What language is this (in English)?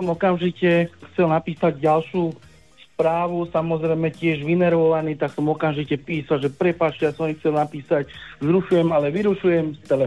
Slovak